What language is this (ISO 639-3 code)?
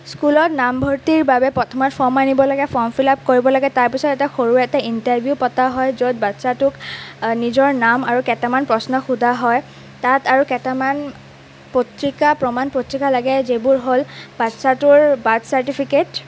asm